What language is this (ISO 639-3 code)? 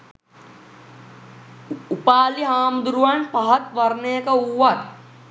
sin